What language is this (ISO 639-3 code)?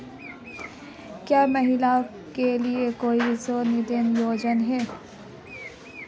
hin